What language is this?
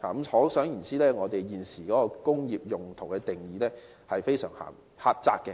Cantonese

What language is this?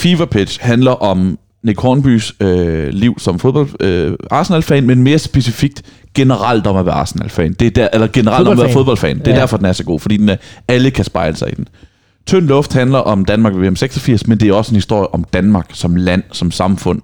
Danish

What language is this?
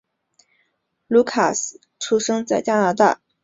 Chinese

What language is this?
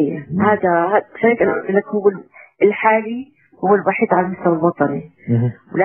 Arabic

